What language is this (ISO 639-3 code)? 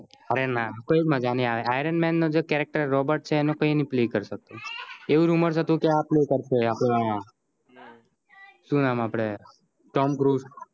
guj